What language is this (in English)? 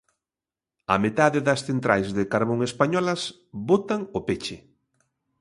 Galician